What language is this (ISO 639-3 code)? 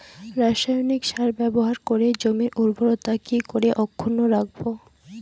ben